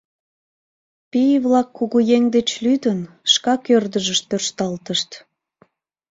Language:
Mari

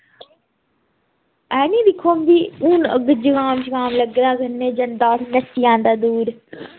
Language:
Dogri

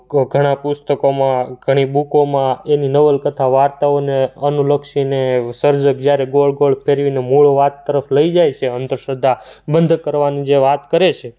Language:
Gujarati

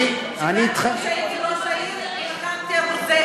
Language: Hebrew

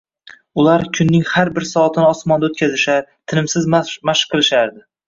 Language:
Uzbek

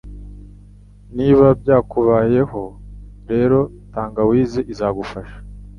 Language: Kinyarwanda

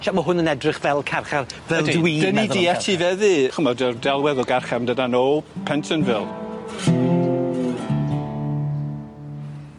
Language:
Welsh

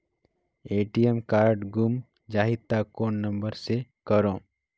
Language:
Chhattisgarhi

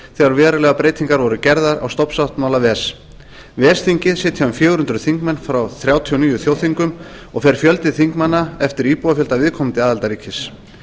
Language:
Icelandic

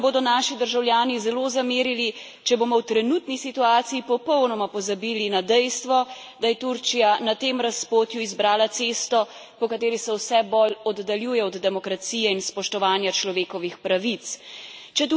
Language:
Slovenian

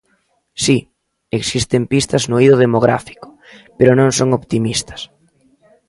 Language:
Galician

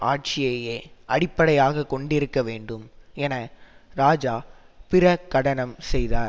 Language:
Tamil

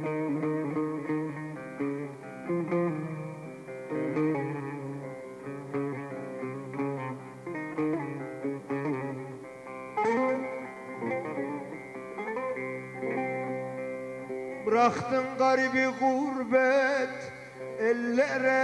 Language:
Turkish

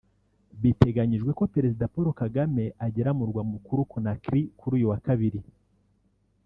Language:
Kinyarwanda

